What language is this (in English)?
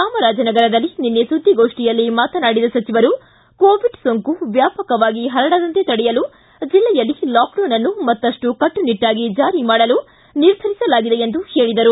Kannada